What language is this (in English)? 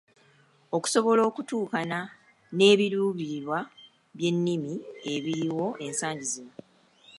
Ganda